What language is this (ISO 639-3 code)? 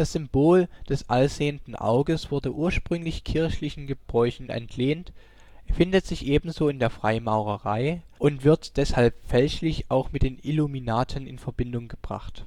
deu